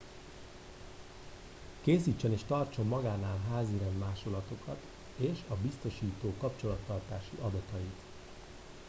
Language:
Hungarian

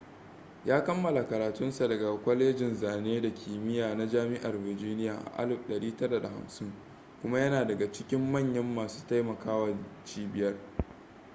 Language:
Hausa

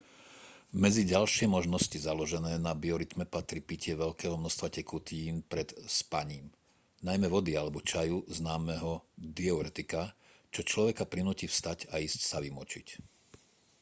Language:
Slovak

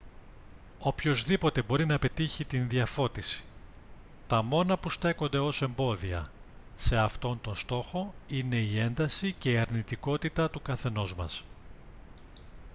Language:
Greek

